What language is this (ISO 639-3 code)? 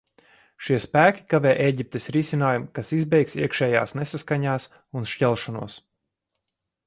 lav